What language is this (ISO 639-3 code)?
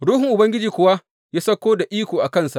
hau